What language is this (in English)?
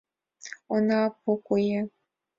Mari